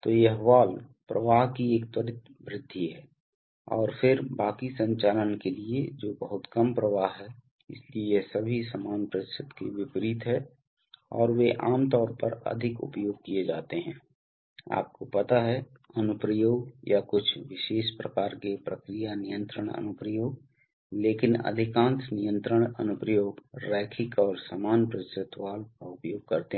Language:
Hindi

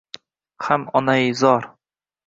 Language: Uzbek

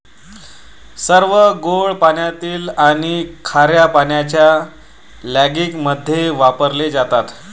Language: Marathi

